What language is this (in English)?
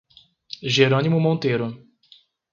Portuguese